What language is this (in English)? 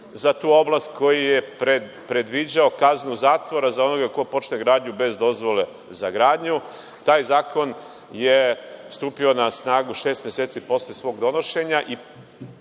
Serbian